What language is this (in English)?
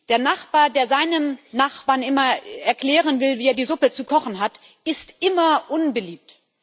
German